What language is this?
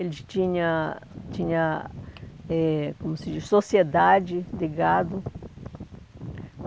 Portuguese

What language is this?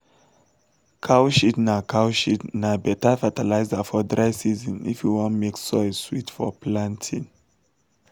Nigerian Pidgin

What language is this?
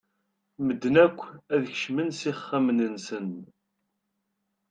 Kabyle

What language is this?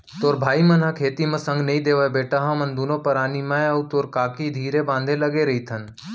Chhattisgarhi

